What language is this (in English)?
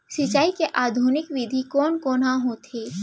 Chhattisgarhi